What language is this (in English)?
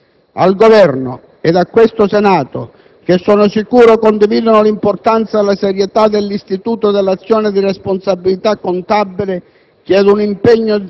Italian